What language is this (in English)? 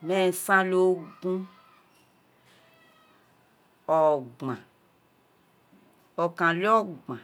Isekiri